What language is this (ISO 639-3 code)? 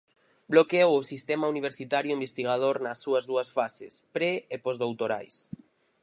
glg